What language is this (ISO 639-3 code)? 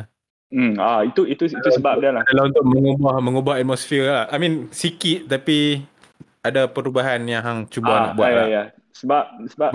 msa